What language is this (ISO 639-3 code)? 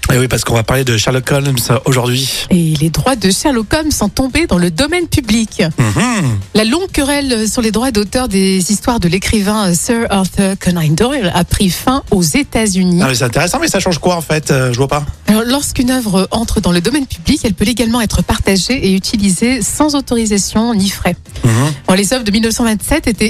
fra